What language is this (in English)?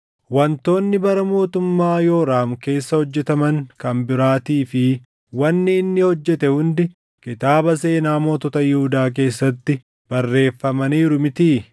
Oromo